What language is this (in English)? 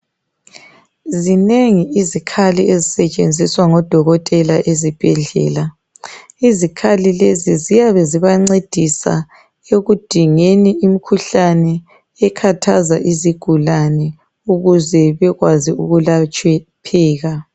North Ndebele